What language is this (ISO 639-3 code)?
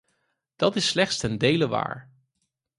nld